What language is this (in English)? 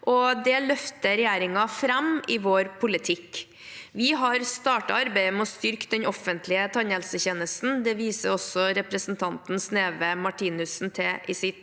Norwegian